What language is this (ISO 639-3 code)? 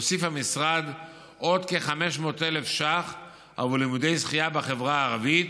heb